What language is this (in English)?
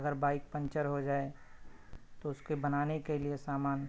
Urdu